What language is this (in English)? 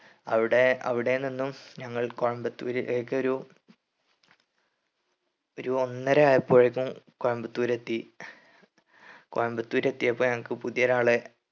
Malayalam